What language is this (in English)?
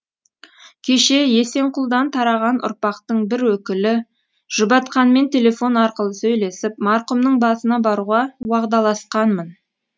Kazakh